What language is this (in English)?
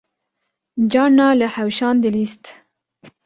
Kurdish